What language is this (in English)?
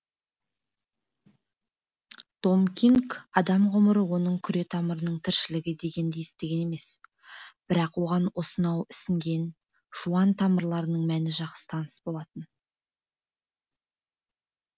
Kazakh